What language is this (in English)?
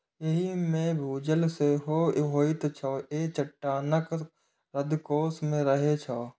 Maithili